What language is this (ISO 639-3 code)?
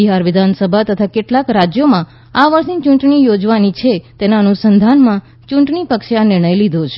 guj